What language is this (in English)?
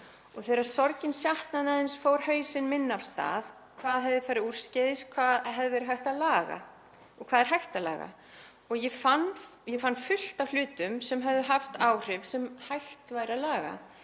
Icelandic